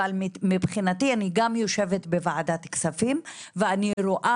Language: Hebrew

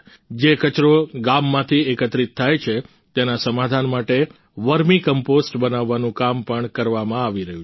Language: Gujarati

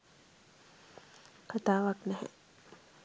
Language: Sinhala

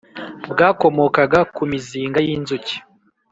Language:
Kinyarwanda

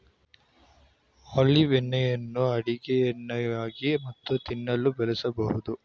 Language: Kannada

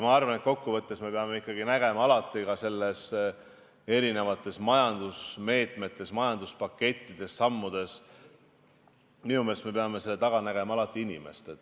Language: Estonian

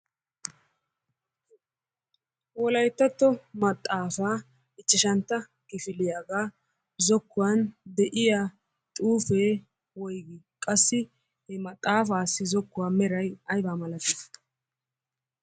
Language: Wolaytta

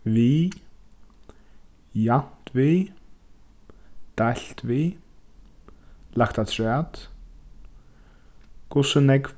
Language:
Faroese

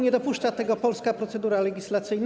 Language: Polish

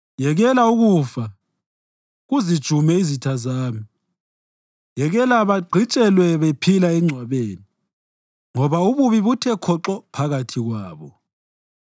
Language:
North Ndebele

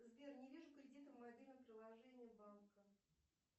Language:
Russian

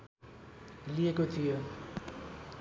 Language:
Nepali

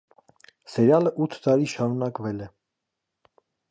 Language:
Armenian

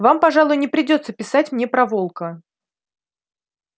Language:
Russian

